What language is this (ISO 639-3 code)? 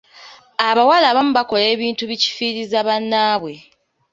lug